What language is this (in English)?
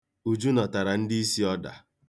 Igbo